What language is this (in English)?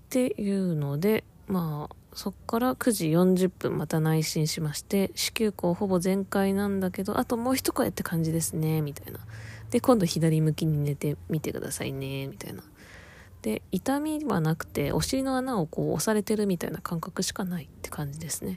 Japanese